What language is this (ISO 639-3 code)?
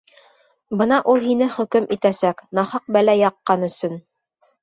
bak